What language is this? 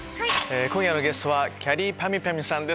Japanese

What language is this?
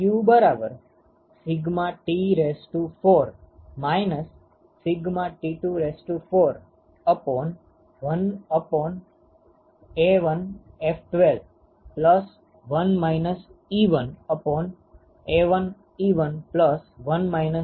Gujarati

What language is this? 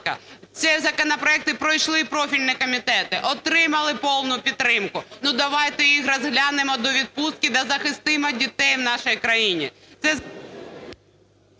Ukrainian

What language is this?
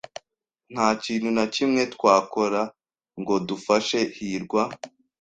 Kinyarwanda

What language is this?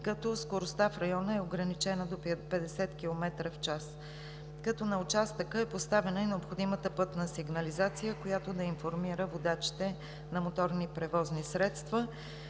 Bulgarian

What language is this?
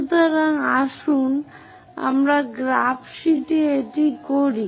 Bangla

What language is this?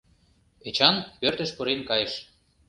Mari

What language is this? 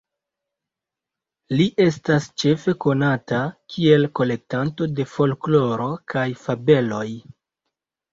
Esperanto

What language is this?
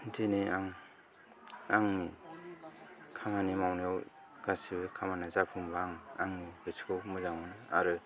Bodo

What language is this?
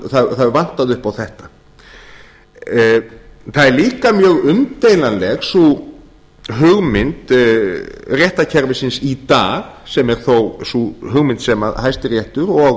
Icelandic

